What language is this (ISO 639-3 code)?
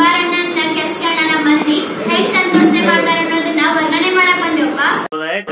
jpn